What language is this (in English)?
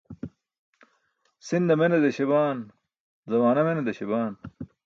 Burushaski